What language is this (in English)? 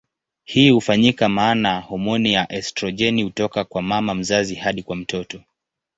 Swahili